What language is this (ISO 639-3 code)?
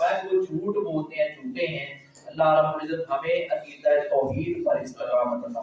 urd